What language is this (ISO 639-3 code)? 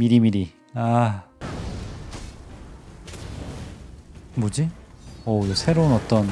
kor